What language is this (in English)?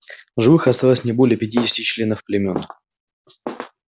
Russian